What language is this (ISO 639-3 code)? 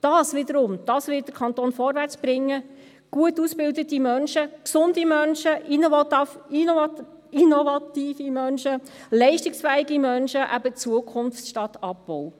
gsw